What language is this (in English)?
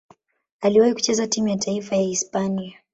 Swahili